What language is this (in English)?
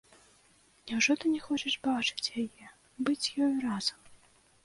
Belarusian